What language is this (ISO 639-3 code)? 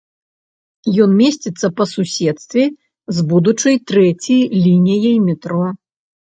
bel